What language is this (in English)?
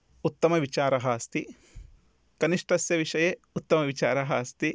Sanskrit